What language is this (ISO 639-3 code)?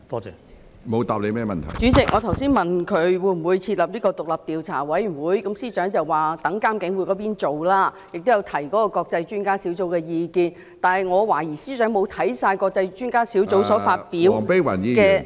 yue